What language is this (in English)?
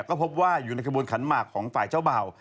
Thai